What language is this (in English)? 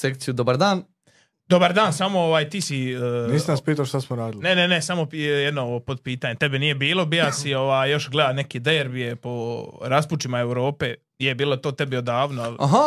Croatian